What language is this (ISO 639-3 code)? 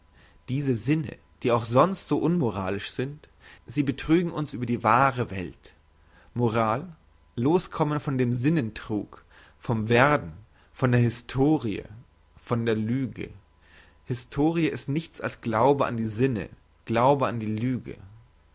deu